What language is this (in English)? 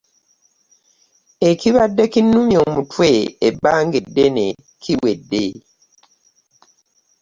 Ganda